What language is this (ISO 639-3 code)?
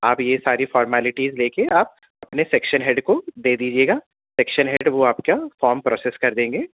urd